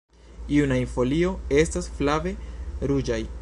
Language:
Esperanto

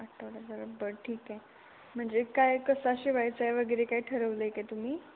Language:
Marathi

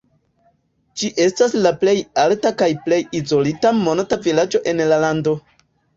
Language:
Esperanto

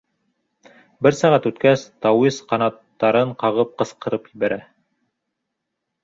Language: Bashkir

